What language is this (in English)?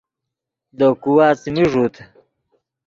Yidgha